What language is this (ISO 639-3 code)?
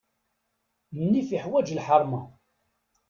kab